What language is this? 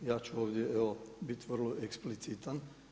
Croatian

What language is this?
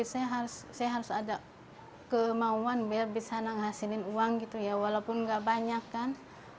Indonesian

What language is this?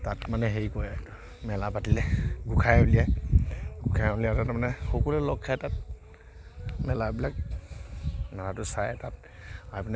Assamese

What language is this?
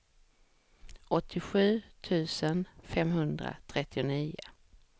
Swedish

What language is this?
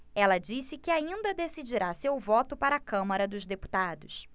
Portuguese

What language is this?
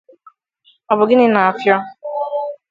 Igbo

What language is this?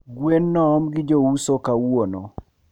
Luo (Kenya and Tanzania)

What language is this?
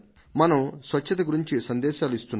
Telugu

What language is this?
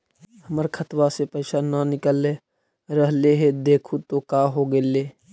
Magahi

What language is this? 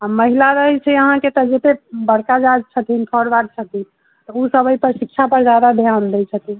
Maithili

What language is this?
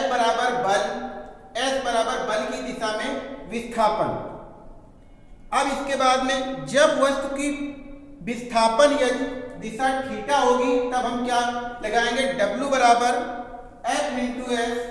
Hindi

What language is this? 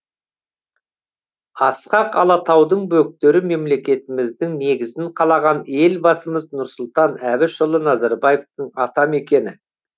Kazakh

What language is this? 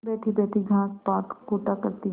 Hindi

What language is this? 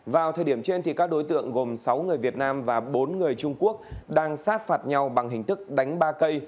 Vietnamese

